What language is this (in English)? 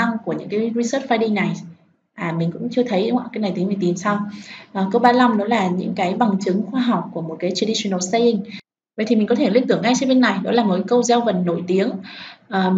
Vietnamese